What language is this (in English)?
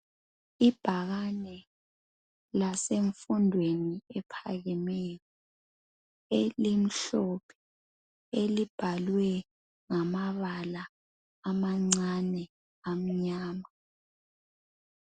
North Ndebele